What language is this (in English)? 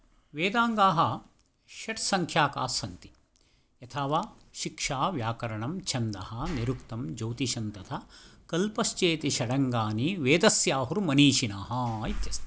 Sanskrit